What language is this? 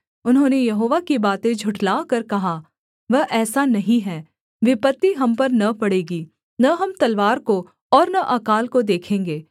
Hindi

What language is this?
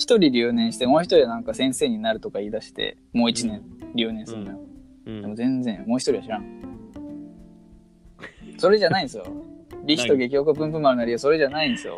Japanese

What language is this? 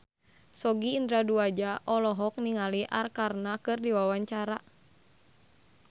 Sundanese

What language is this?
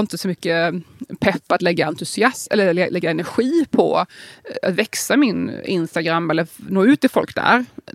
Swedish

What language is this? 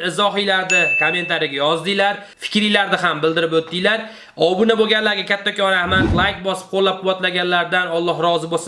Uzbek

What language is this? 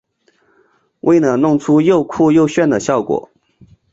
Chinese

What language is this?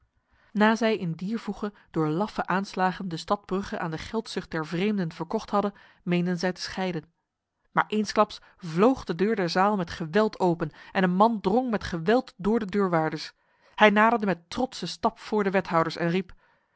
Dutch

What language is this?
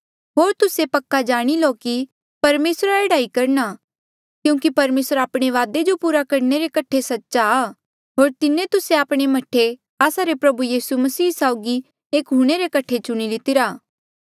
Mandeali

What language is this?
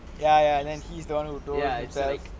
English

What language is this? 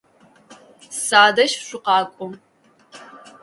Adyghe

